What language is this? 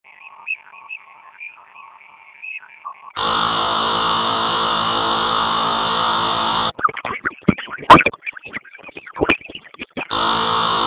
Basque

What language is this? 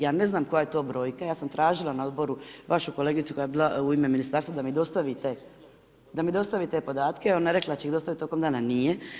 Croatian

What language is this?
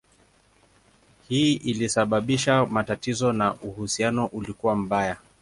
Swahili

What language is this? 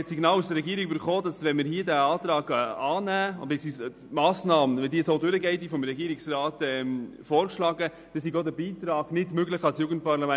Swiss German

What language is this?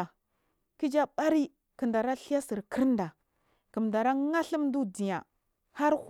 Marghi South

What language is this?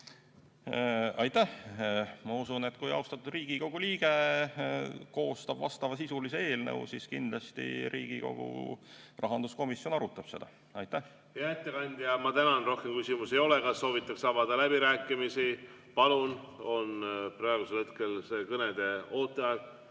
Estonian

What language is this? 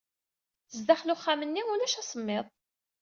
Kabyle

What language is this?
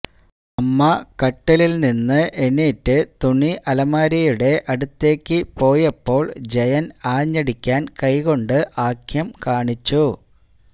Malayalam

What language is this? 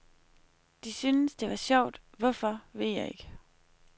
Danish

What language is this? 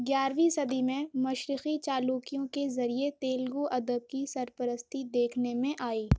Urdu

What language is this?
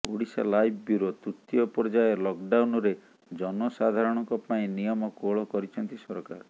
Odia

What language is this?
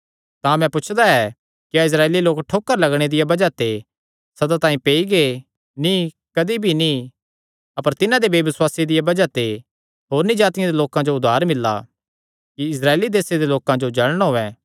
Kangri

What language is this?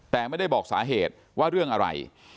Thai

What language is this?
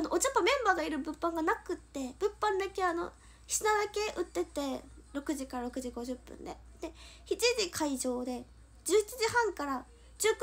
Japanese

